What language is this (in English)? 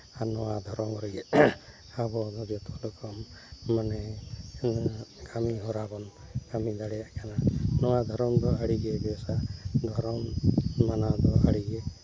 Santali